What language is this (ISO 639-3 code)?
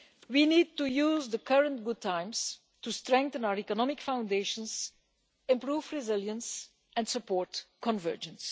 eng